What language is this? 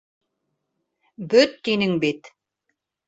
Bashkir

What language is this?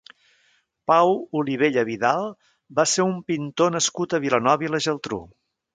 Catalan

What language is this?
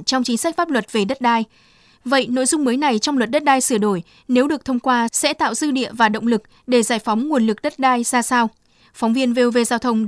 Vietnamese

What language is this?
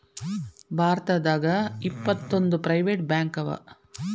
Kannada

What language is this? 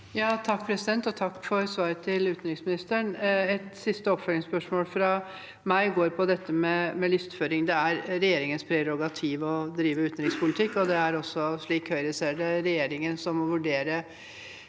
Norwegian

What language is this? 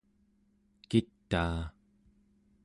Central Yupik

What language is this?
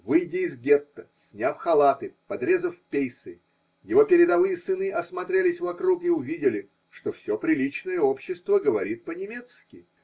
Russian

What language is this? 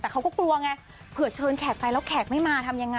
Thai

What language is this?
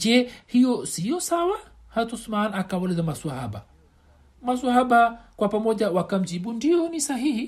Swahili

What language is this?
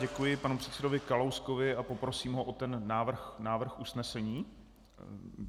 Czech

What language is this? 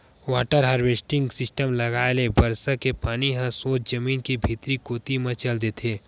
Chhattisgarhi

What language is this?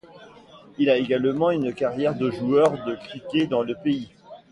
French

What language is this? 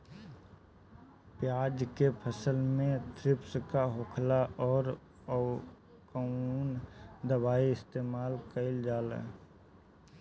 Bhojpuri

